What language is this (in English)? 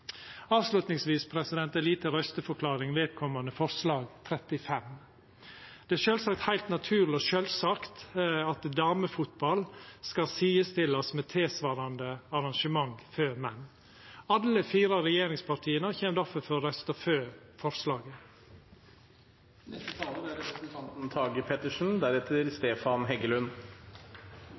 Norwegian Nynorsk